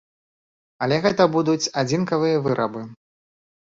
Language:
Belarusian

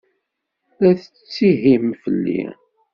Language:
Kabyle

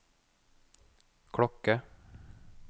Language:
Norwegian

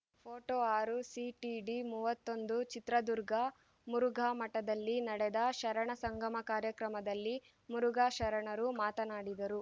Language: Kannada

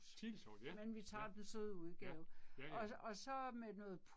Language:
Danish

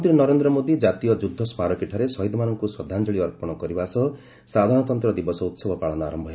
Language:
Odia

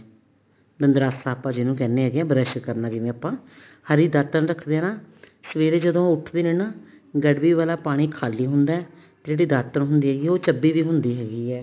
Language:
Punjabi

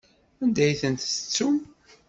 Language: Kabyle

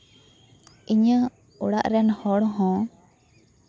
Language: Santali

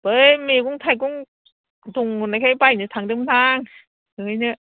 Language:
Bodo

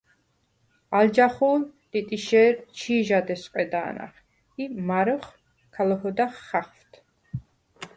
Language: Svan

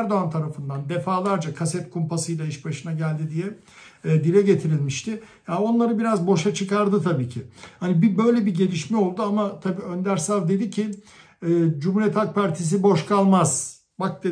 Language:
Turkish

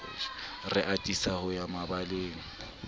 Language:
Southern Sotho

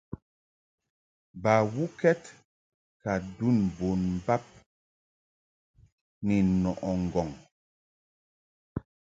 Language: Mungaka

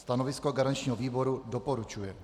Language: Czech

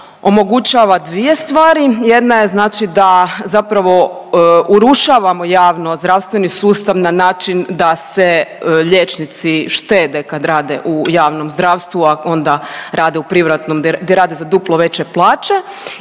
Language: Croatian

